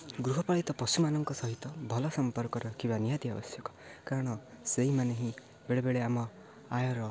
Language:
Odia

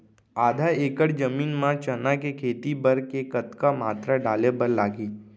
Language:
Chhattisgarhi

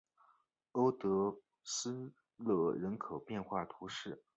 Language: Chinese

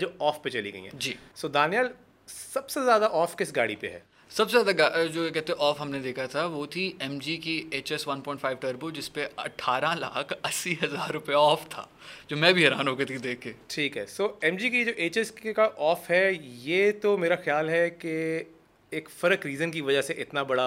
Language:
Urdu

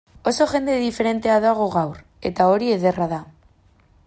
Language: Basque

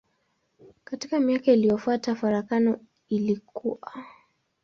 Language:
Swahili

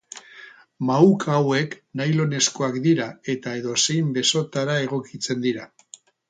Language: Basque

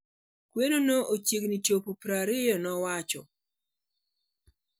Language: Luo (Kenya and Tanzania)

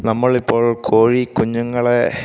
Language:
Malayalam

